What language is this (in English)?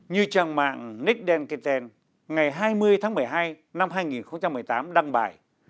Vietnamese